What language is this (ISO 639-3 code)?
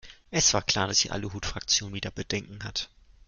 deu